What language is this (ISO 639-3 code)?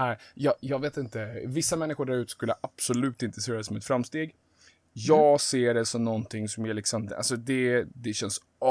swe